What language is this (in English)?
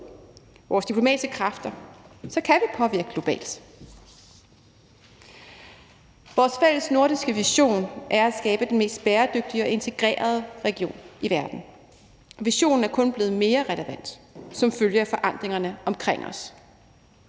Danish